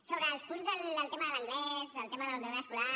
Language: Catalan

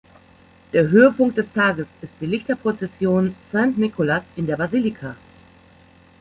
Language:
German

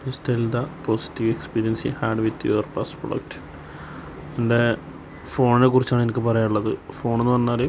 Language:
Malayalam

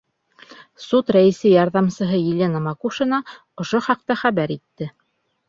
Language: Bashkir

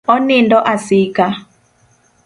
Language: Luo (Kenya and Tanzania)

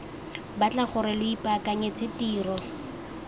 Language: Tswana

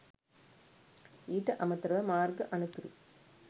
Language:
Sinhala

